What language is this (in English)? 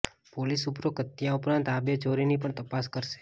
Gujarati